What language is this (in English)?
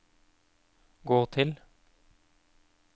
Norwegian